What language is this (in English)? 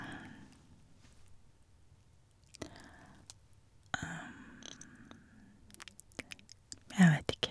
Norwegian